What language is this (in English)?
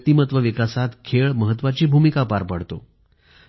Marathi